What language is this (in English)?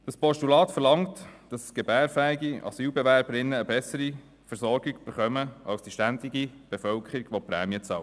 Swiss German